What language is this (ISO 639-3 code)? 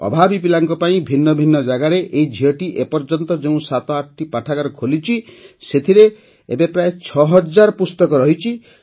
ori